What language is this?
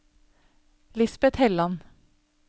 Norwegian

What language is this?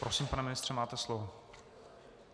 Czech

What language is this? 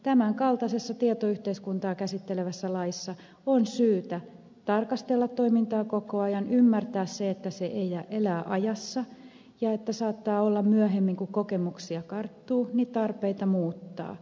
Finnish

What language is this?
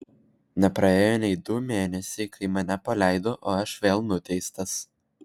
Lithuanian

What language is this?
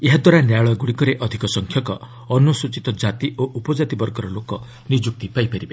Odia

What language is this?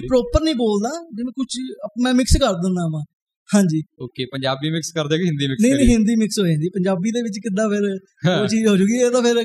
Punjabi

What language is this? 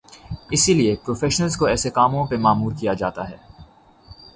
Urdu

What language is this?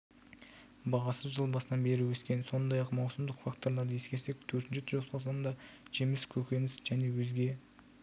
Kazakh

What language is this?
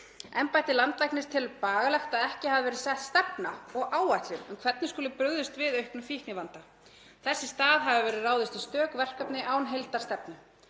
Icelandic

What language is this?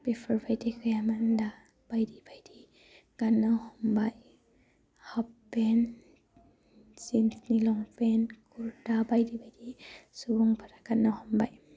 Bodo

